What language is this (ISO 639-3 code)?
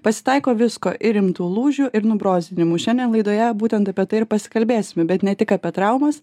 lit